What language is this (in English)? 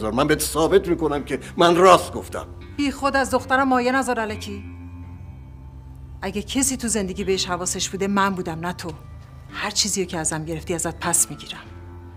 Persian